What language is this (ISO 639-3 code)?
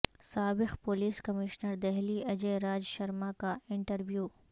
urd